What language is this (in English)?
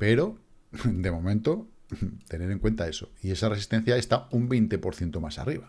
Spanish